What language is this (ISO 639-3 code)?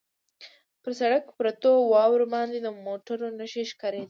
pus